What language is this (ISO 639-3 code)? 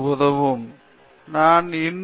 tam